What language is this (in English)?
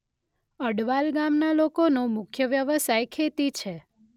Gujarati